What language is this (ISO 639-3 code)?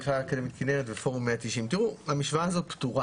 heb